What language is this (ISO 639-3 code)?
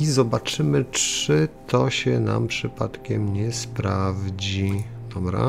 pol